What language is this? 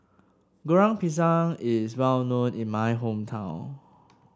English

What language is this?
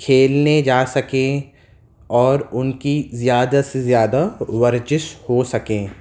Urdu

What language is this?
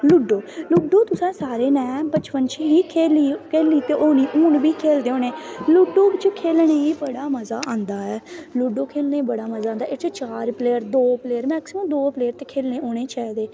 Dogri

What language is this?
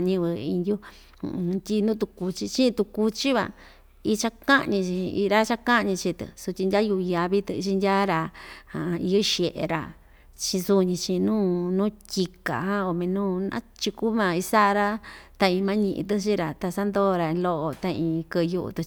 Ixtayutla Mixtec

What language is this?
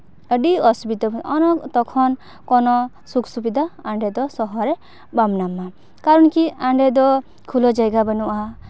Santali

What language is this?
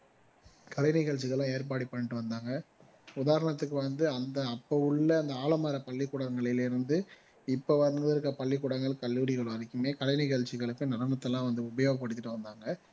Tamil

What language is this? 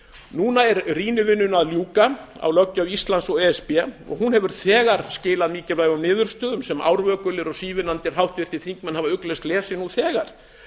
Icelandic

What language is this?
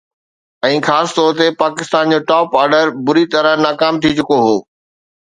Sindhi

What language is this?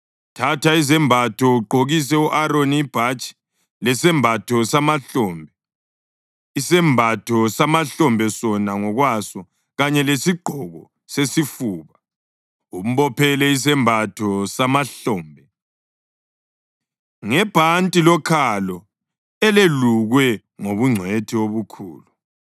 North Ndebele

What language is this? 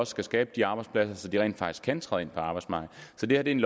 Danish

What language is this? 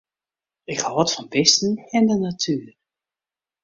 Western Frisian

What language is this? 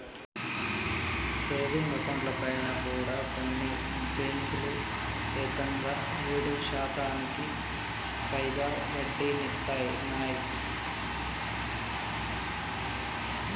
Telugu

